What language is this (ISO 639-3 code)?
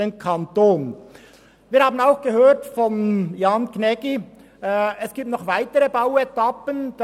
gsw